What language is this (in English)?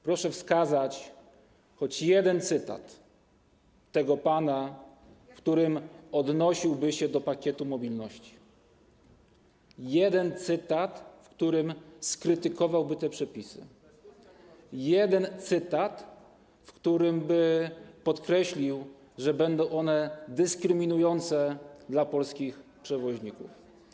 Polish